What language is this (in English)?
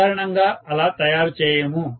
Telugu